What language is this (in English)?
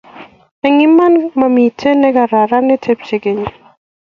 Kalenjin